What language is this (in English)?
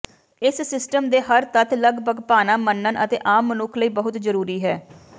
Punjabi